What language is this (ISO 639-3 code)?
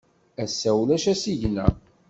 kab